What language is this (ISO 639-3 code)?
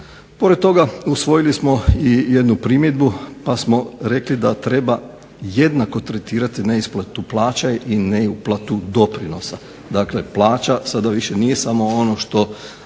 hrv